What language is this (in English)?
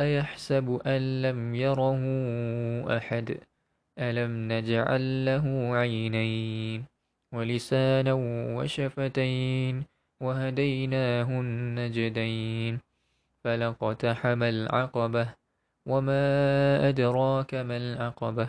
Malay